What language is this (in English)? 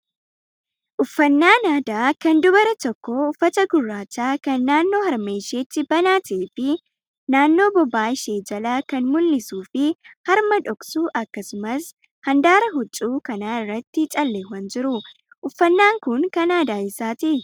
Oromo